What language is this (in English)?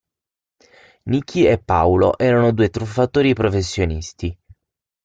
Italian